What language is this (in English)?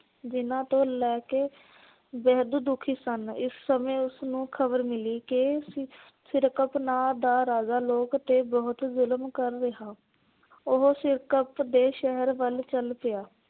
Punjabi